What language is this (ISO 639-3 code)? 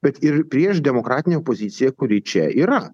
lit